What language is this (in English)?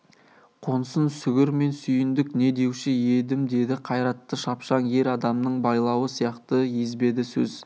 Kazakh